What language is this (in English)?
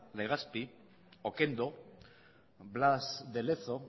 Basque